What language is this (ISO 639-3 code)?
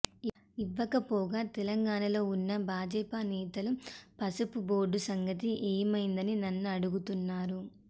tel